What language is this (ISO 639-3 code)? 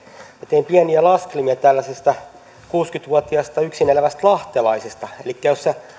fin